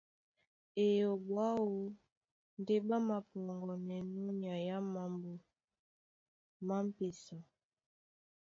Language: Duala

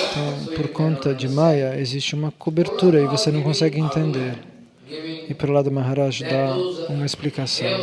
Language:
Portuguese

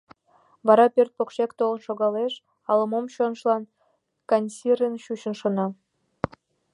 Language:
Mari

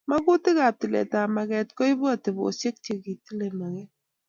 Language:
Kalenjin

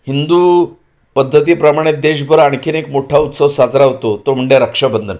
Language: Marathi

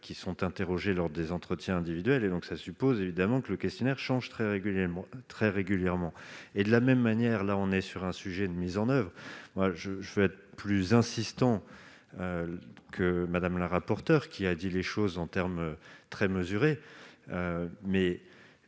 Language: French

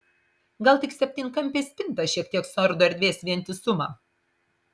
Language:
Lithuanian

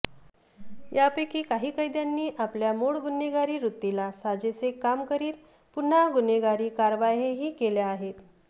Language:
Marathi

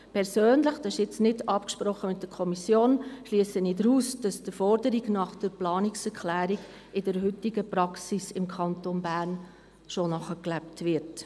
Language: Swiss German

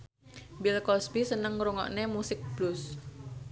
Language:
Javanese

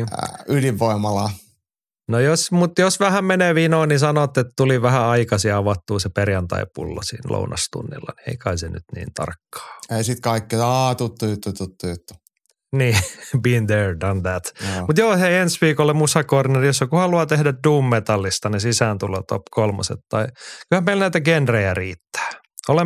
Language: Finnish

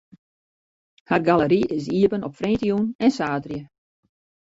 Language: Western Frisian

